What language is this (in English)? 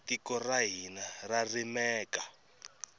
Tsonga